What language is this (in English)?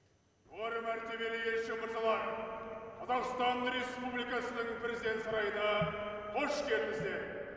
Kazakh